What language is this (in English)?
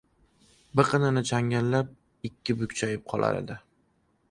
Uzbek